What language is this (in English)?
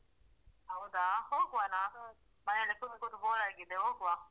Kannada